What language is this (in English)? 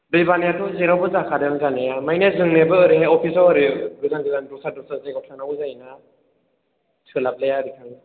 Bodo